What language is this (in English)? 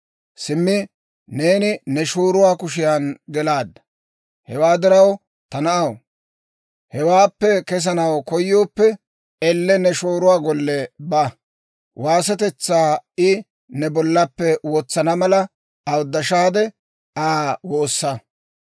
Dawro